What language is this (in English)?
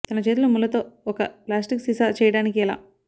Telugu